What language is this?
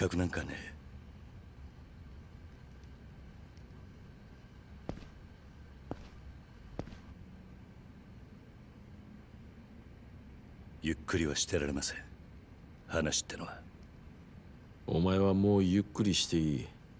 Japanese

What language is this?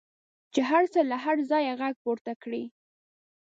Pashto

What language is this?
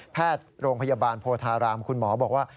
Thai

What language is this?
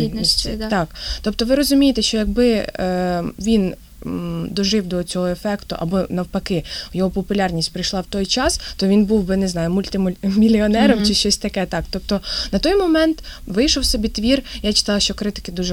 Ukrainian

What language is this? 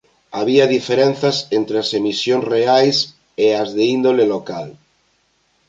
Galician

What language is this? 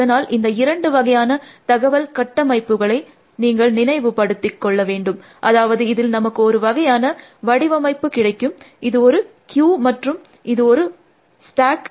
Tamil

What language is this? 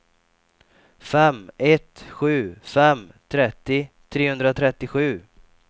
Swedish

